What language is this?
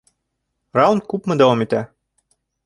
Bashkir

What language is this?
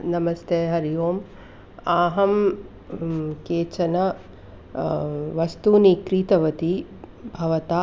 Sanskrit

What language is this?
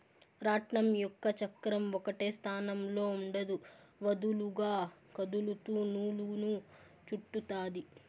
Telugu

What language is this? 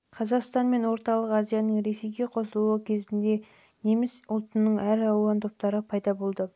Kazakh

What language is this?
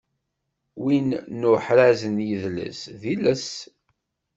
Kabyle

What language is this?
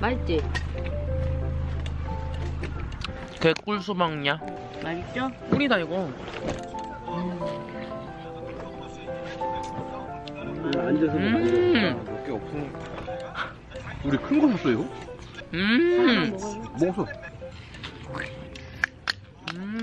Korean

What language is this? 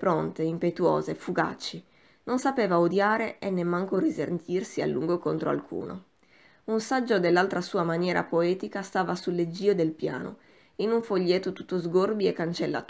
Italian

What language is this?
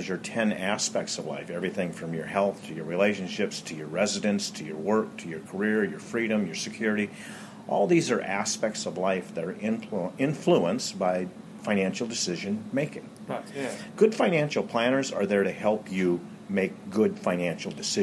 Dutch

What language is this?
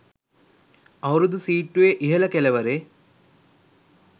Sinhala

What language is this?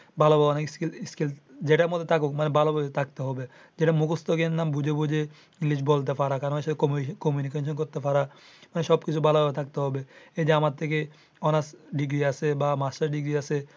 Bangla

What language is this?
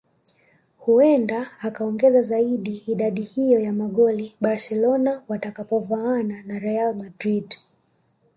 Swahili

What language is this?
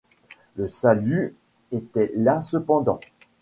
French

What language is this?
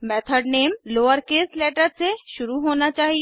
Hindi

